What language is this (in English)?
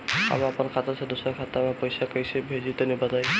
Bhojpuri